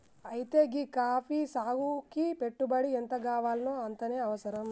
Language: Telugu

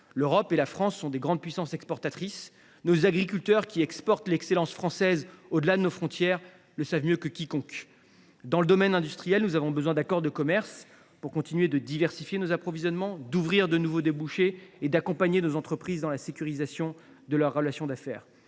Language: French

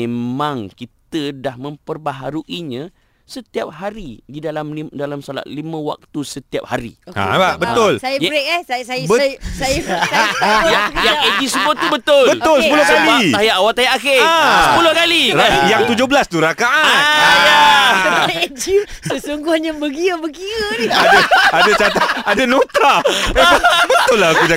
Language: Malay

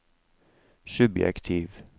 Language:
Norwegian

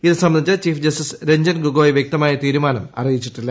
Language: Malayalam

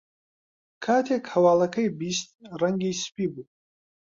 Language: Central Kurdish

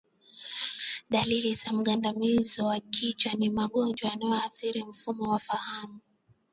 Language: Swahili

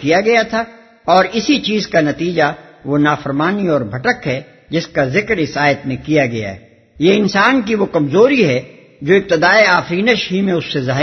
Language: Urdu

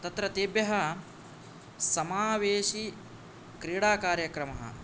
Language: Sanskrit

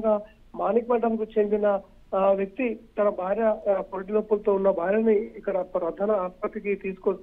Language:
Telugu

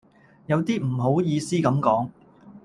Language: Cantonese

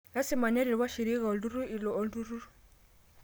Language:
Masai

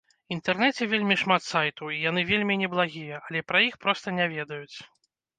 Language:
Belarusian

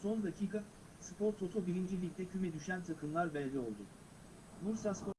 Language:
Turkish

